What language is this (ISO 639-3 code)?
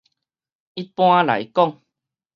nan